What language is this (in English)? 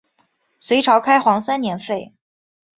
Chinese